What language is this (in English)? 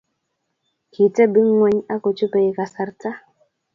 Kalenjin